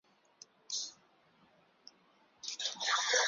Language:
Chinese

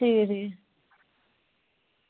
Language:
Dogri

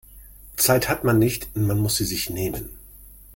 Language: German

